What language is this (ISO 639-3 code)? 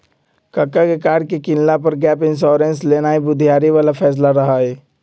mag